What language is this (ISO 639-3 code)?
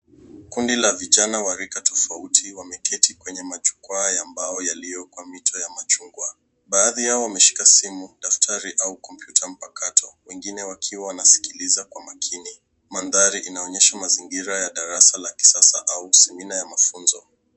swa